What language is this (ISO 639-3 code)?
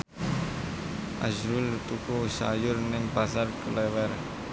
jav